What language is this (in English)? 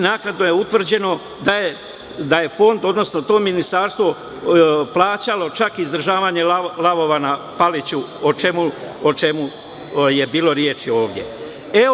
Serbian